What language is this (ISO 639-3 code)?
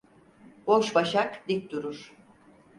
tur